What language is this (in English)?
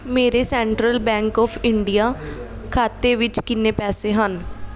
Punjabi